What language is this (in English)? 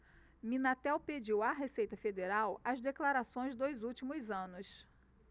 Portuguese